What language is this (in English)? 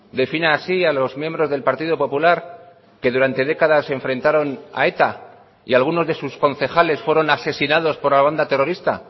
Spanish